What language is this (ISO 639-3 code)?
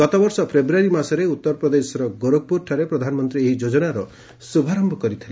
ori